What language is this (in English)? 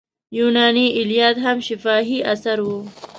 Pashto